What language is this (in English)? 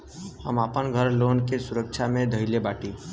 Bhojpuri